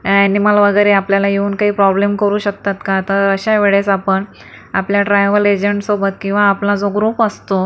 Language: Marathi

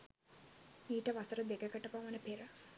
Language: Sinhala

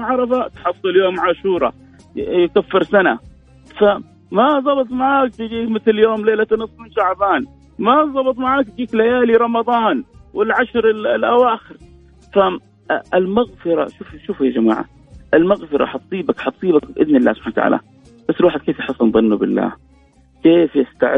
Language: Arabic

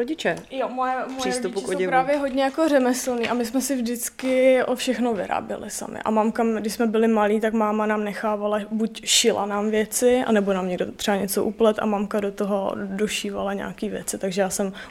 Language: Czech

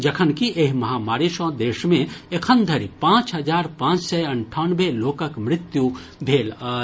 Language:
Maithili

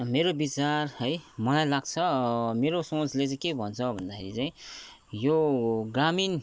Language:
Nepali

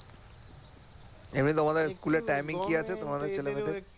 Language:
Bangla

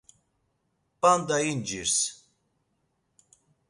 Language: Laz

